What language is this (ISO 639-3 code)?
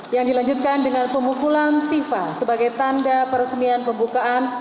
ind